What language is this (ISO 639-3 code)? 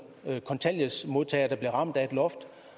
dan